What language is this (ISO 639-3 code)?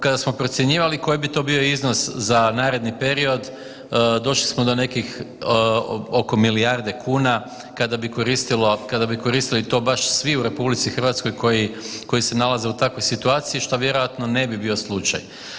hrv